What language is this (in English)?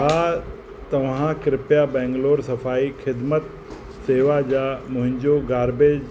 Sindhi